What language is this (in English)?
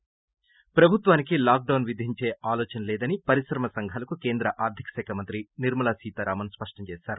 Telugu